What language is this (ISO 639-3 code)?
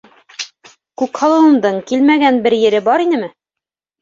bak